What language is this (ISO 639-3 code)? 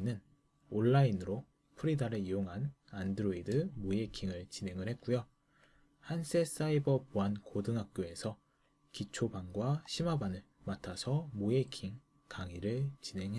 kor